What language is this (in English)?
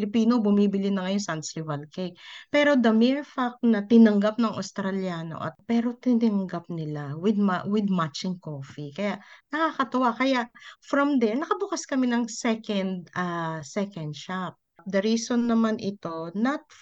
Filipino